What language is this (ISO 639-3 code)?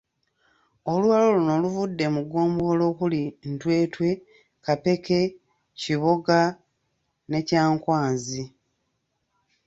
lug